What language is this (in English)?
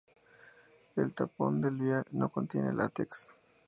Spanish